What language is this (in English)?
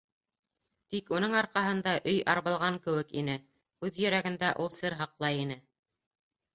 Bashkir